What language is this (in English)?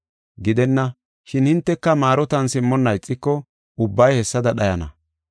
Gofa